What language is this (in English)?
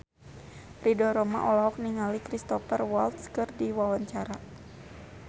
Sundanese